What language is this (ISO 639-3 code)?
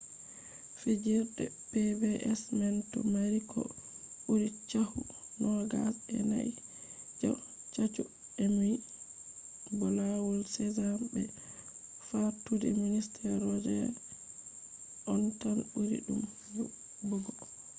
ful